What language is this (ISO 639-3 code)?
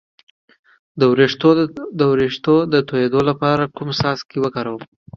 pus